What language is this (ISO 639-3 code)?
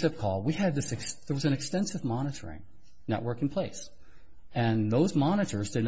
eng